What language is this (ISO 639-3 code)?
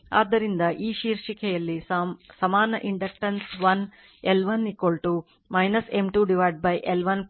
kan